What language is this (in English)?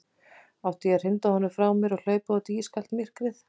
Icelandic